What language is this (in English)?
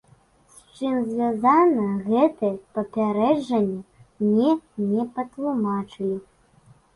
Belarusian